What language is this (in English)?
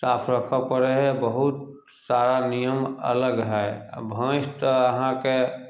Maithili